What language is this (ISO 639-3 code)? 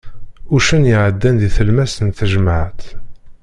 kab